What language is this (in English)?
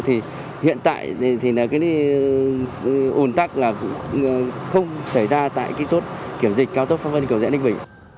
Vietnamese